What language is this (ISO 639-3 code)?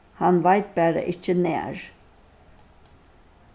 fao